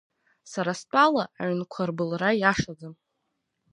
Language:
Abkhazian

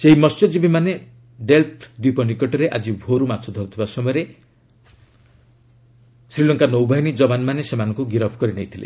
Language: Odia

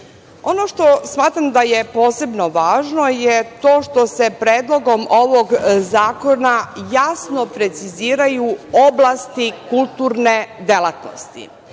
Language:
Serbian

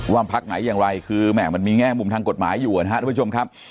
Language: Thai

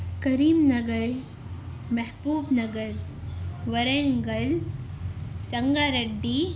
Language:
Urdu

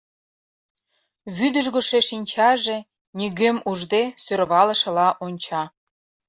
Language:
Mari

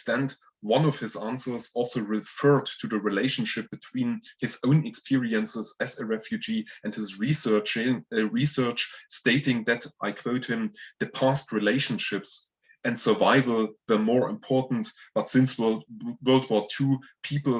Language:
English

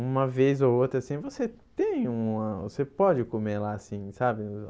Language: Portuguese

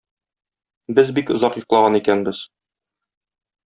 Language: Tatar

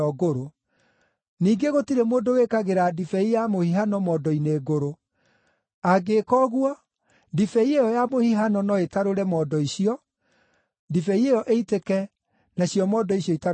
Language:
Kikuyu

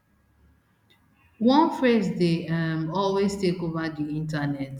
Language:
Nigerian Pidgin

